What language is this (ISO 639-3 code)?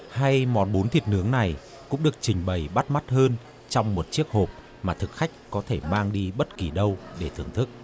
vie